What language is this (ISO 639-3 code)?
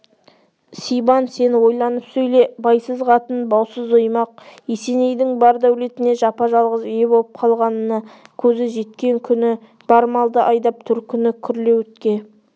kaz